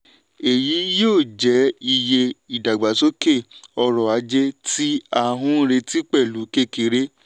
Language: Yoruba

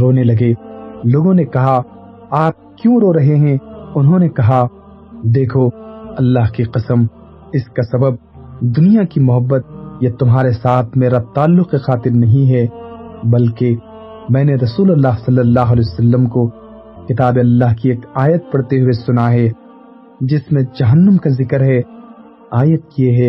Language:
Urdu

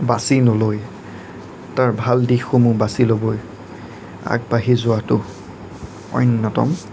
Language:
Assamese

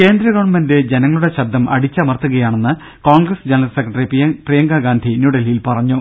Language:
Malayalam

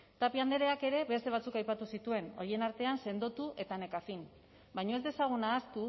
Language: Basque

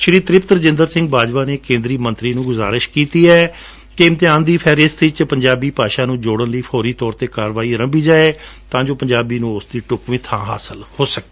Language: Punjabi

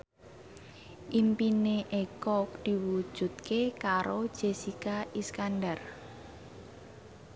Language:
Javanese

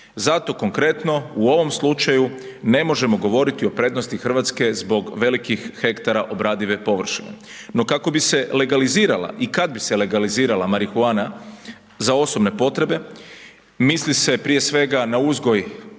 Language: Croatian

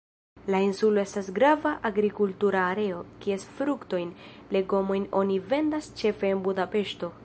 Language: Esperanto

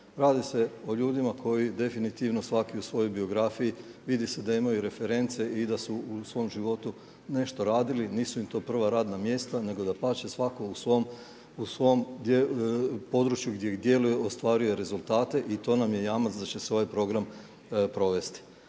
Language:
Croatian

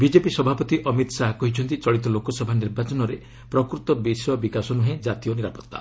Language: Odia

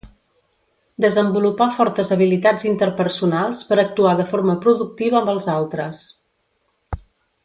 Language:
Catalan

